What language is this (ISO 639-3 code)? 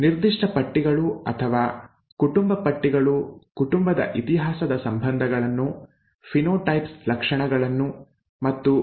kan